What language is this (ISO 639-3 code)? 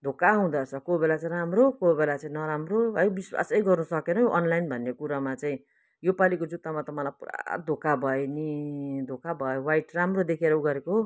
nep